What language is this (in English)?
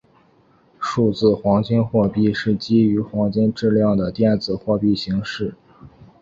Chinese